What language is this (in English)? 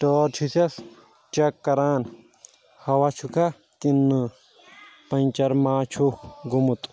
Kashmiri